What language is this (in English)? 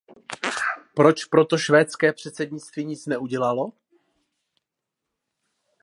Czech